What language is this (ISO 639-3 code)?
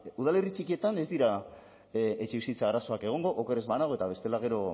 eus